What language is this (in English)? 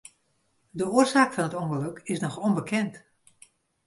Western Frisian